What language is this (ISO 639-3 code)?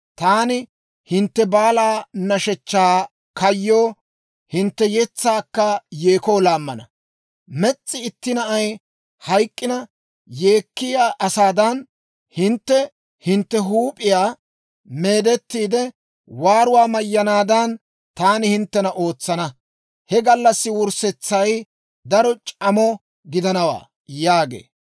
dwr